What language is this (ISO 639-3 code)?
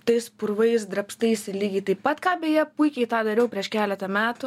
lit